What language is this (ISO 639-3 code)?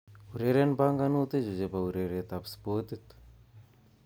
kln